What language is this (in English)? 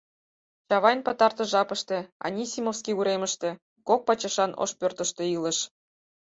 Mari